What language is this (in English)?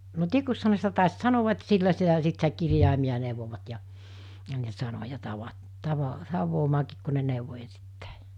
Finnish